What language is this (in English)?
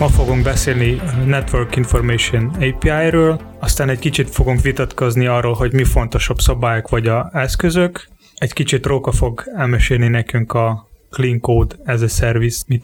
Hungarian